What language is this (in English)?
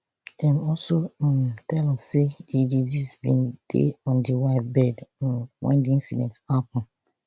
Nigerian Pidgin